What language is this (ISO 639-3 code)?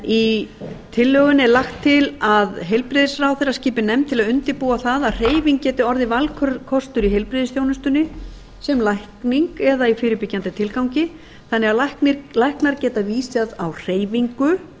isl